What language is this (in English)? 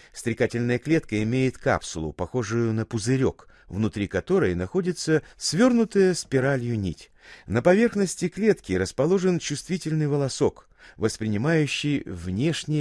Russian